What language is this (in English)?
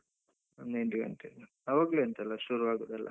Kannada